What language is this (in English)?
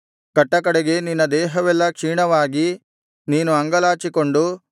Kannada